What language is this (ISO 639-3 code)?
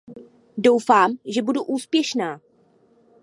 ces